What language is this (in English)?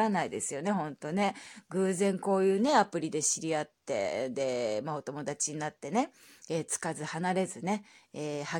Japanese